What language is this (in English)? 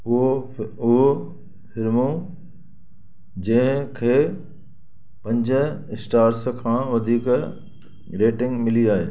Sindhi